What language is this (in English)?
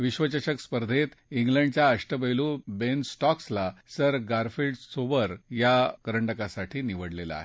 Marathi